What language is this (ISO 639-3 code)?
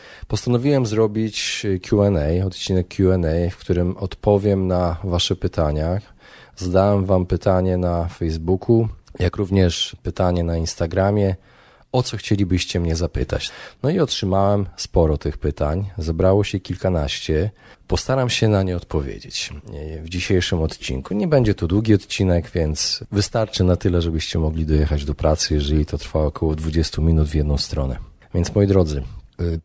pol